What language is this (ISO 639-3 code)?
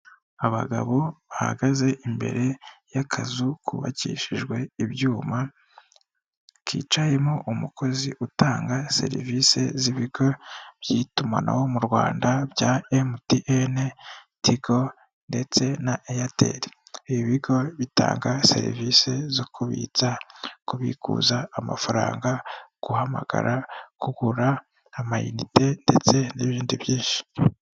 kin